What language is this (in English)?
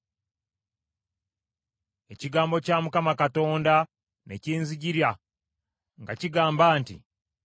Ganda